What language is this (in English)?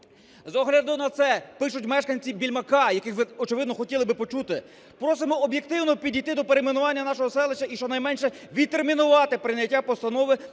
Ukrainian